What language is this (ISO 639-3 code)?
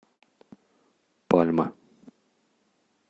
rus